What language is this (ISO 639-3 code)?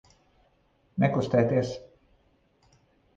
lav